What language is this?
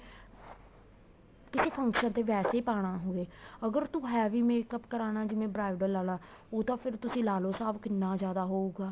Punjabi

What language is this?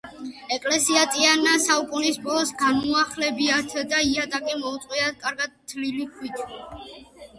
Georgian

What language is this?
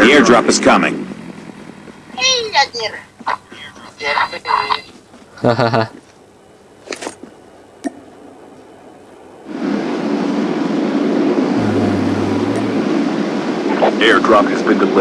Indonesian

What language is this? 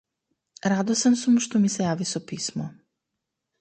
Macedonian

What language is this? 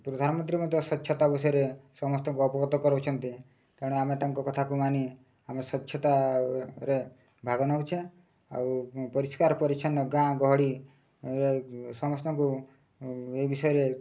Odia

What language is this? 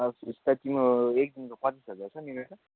Nepali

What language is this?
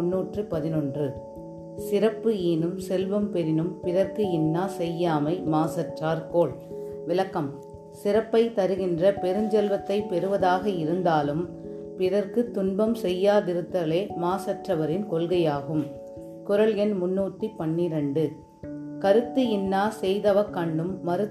Tamil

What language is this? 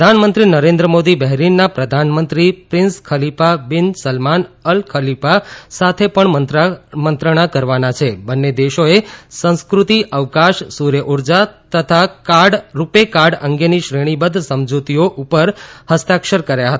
Gujarati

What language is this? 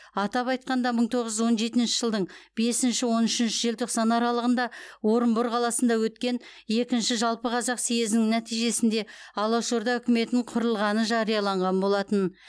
Kazakh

